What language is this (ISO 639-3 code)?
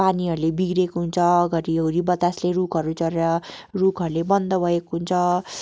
nep